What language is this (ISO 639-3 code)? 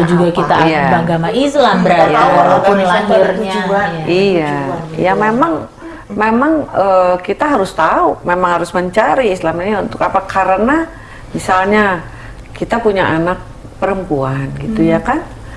ind